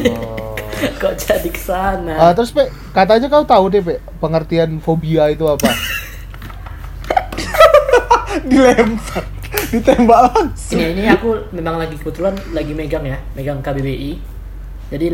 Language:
Indonesian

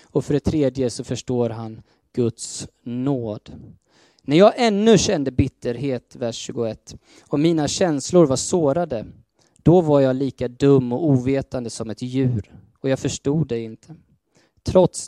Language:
Swedish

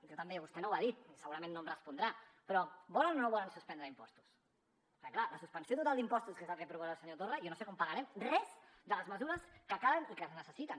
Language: Catalan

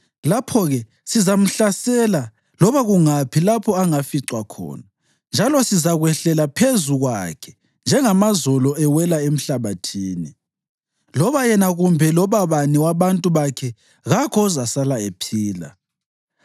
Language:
North Ndebele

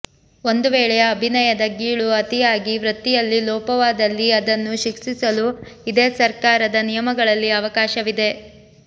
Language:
Kannada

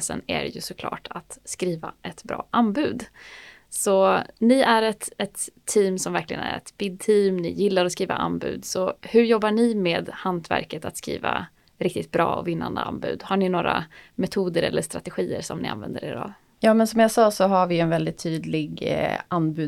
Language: Swedish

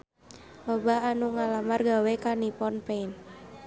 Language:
Sundanese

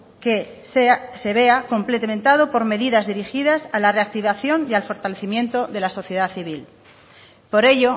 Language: Spanish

